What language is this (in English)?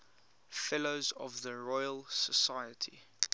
English